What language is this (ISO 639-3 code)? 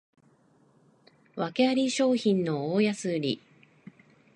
jpn